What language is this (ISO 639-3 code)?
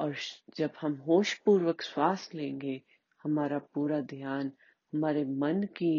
hin